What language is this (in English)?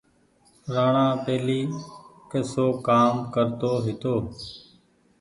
Goaria